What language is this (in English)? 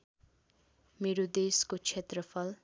Nepali